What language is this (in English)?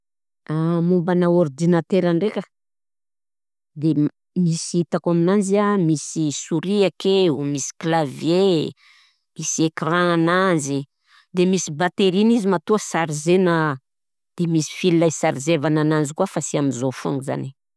Southern Betsimisaraka Malagasy